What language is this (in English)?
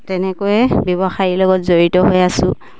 Assamese